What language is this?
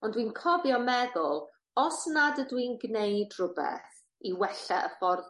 Welsh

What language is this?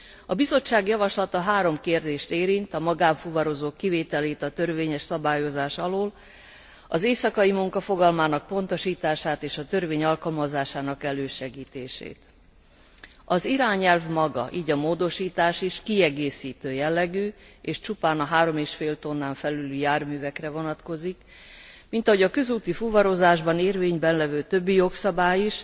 Hungarian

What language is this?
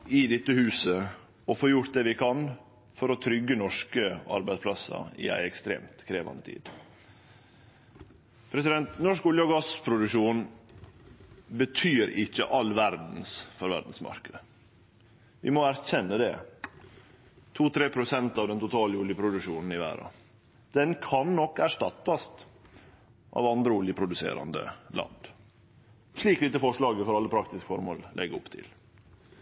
Norwegian Nynorsk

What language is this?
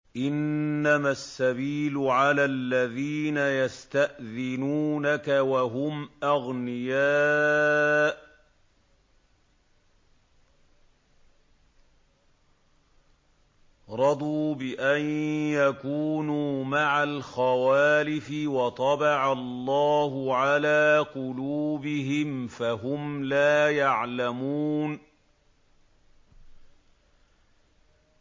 Arabic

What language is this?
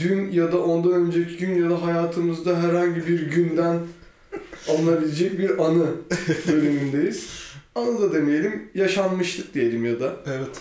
Turkish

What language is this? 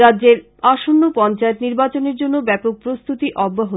Bangla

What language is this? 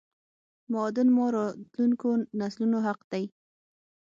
Pashto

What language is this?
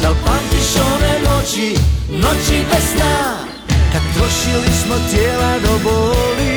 Croatian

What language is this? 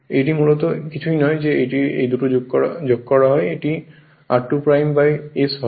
Bangla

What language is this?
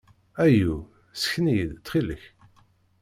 Kabyle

